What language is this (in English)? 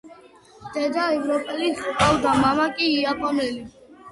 Georgian